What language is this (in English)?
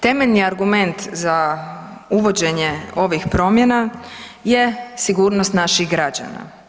Croatian